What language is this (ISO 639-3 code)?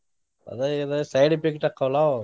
kan